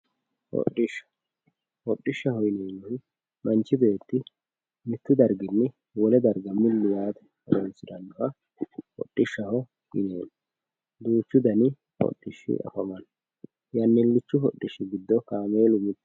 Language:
Sidamo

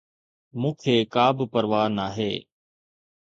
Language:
Sindhi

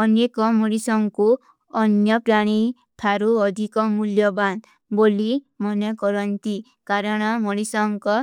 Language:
Kui (India)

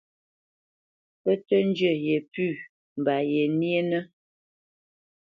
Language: Bamenyam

